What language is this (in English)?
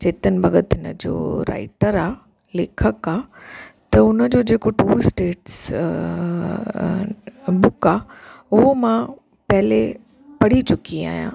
Sindhi